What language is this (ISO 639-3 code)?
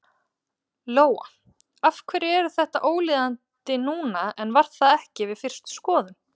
isl